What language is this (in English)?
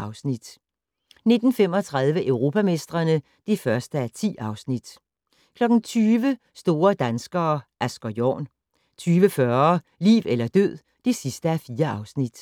Danish